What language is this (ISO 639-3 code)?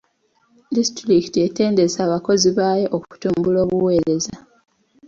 lug